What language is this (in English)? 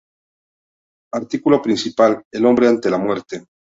Spanish